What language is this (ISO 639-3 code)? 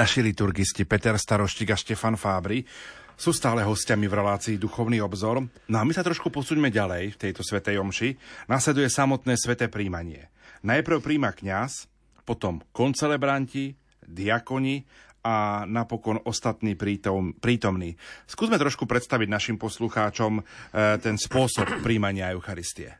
slk